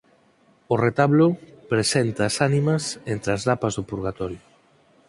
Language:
Galician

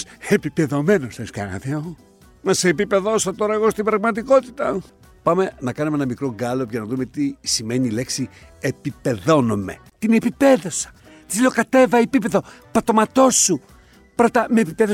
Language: Greek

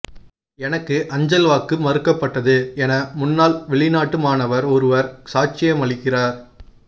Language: Tamil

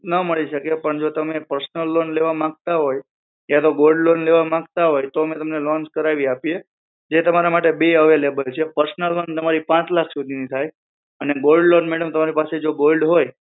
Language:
Gujarati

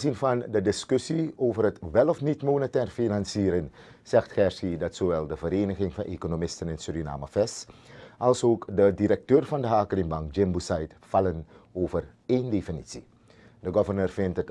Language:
Dutch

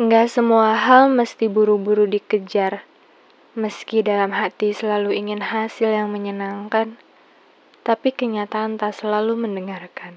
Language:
Indonesian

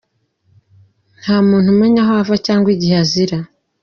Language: Kinyarwanda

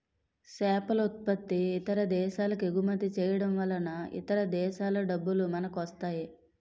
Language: Telugu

